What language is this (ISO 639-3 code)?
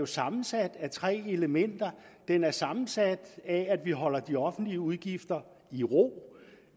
dan